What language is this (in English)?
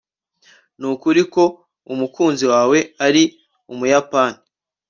Kinyarwanda